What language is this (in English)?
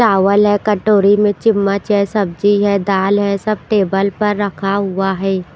Hindi